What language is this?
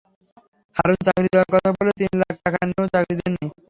Bangla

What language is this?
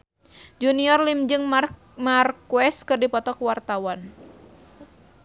Sundanese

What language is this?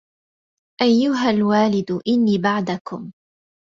Arabic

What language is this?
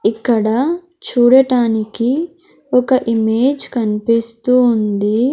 Telugu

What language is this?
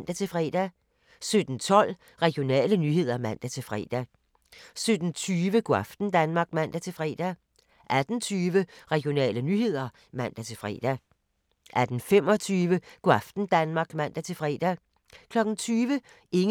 Danish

